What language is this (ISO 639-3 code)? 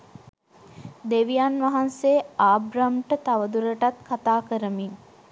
sin